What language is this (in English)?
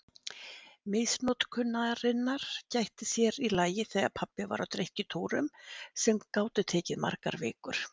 Icelandic